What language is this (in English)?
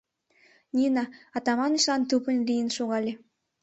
Mari